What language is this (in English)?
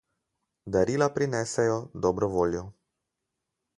Slovenian